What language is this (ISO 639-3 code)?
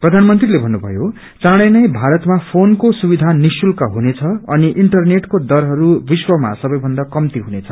nep